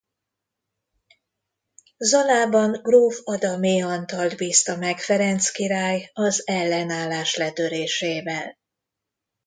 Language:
Hungarian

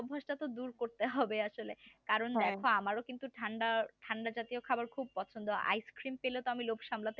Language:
Bangla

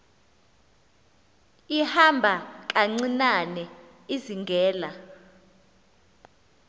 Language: Xhosa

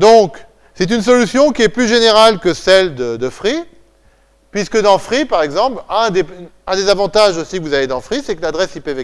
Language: French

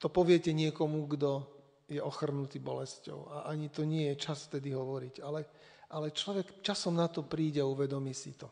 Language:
Slovak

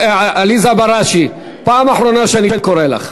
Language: Hebrew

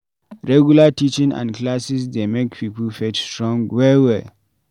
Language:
Nigerian Pidgin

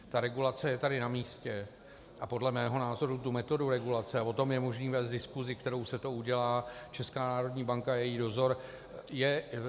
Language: Czech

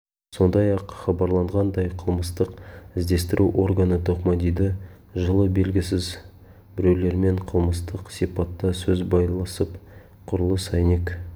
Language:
Kazakh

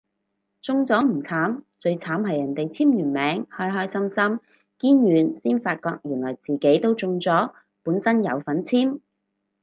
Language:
Cantonese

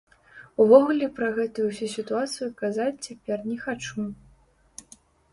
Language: Belarusian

